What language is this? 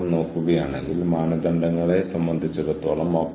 Malayalam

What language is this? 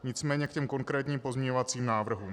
Czech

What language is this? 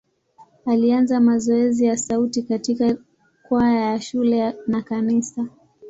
Swahili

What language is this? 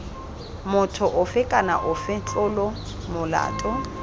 Tswana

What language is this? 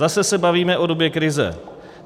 Czech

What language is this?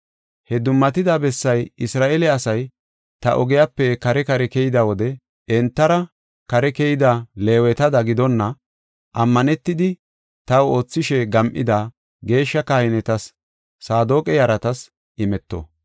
Gofa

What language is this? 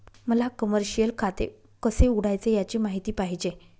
Marathi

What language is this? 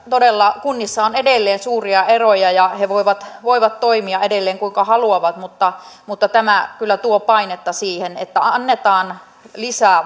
Finnish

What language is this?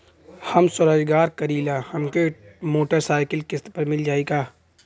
Bhojpuri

